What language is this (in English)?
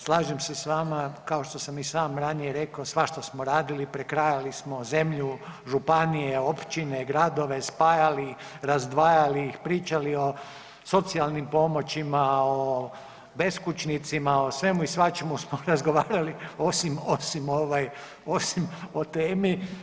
Croatian